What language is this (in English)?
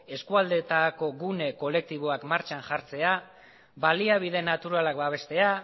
Basque